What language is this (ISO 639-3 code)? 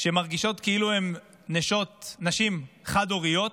heb